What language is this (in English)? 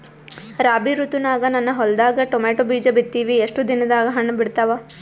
Kannada